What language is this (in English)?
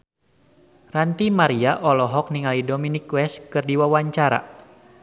Sundanese